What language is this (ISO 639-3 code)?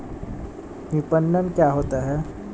hin